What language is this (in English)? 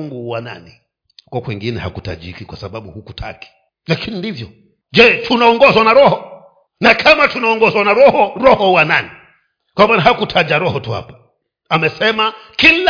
Swahili